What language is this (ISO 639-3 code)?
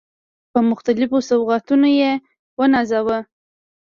pus